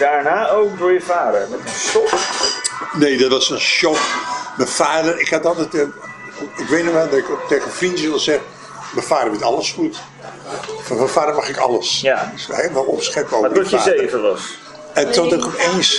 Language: Dutch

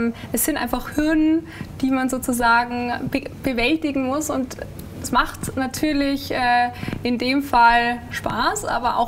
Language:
German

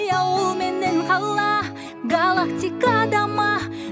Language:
Kazakh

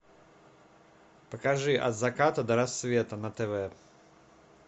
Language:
Russian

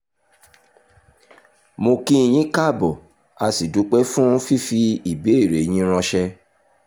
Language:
Yoruba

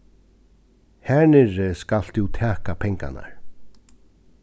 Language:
Faroese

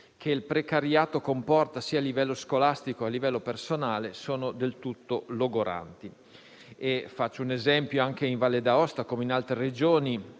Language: Italian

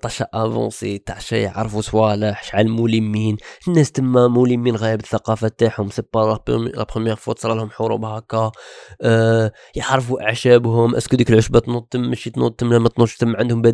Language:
Arabic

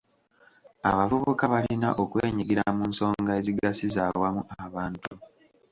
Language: Ganda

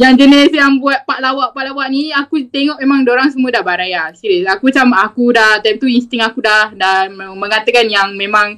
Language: Malay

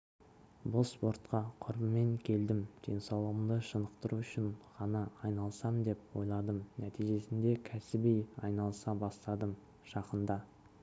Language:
Kazakh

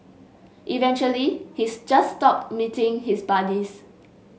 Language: English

